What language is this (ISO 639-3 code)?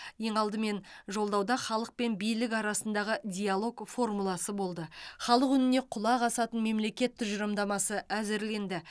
kaz